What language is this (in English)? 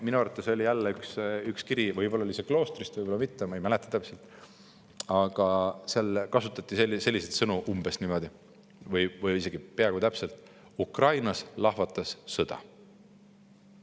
Estonian